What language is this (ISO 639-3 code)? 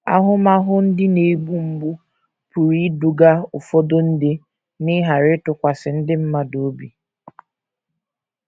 ibo